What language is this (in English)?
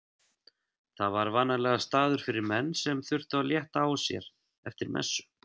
Icelandic